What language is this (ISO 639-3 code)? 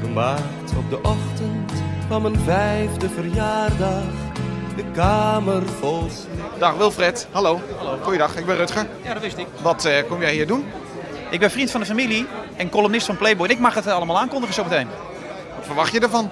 nld